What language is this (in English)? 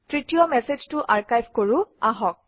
Assamese